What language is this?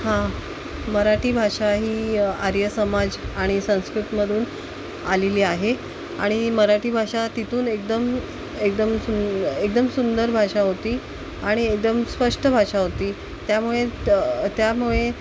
Marathi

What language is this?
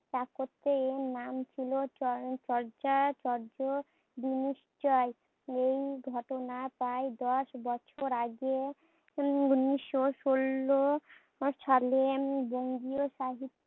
Bangla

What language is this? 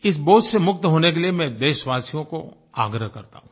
Hindi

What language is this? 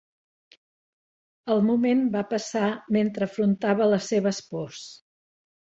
Catalan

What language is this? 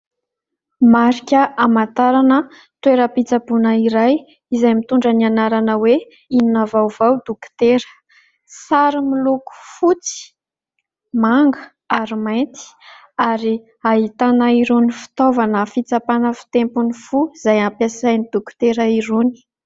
Malagasy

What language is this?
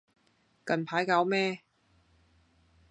Cantonese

